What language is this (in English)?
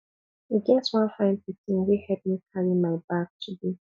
Nigerian Pidgin